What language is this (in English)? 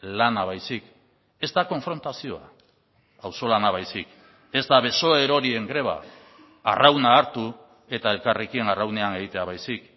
Basque